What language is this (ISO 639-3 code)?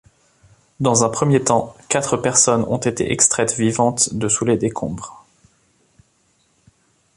fra